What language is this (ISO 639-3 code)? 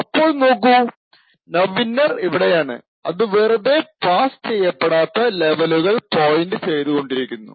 mal